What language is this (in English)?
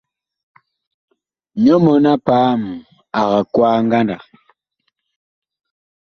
Bakoko